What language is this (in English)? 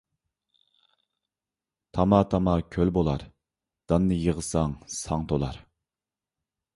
Uyghur